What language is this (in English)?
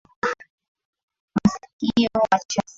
Swahili